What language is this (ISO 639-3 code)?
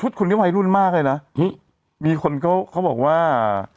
tha